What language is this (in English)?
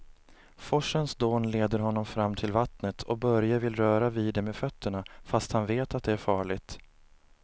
Swedish